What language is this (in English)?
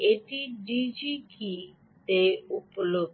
Bangla